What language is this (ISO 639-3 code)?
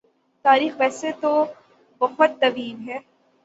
urd